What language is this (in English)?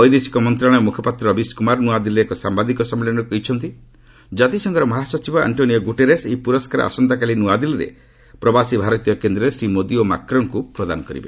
Odia